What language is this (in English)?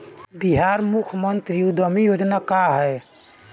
Bhojpuri